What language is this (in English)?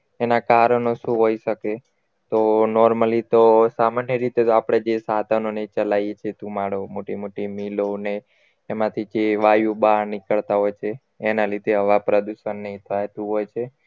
Gujarati